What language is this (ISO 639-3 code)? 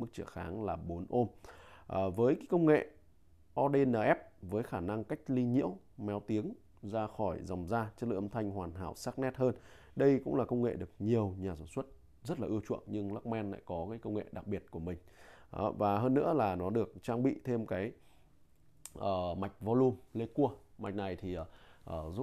vie